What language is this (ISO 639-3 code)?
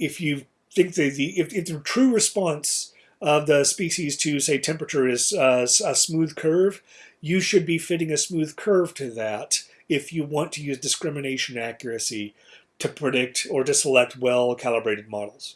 eng